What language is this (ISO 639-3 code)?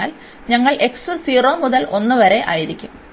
mal